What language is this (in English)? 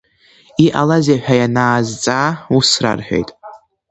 Abkhazian